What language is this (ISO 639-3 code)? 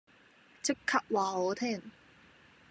yue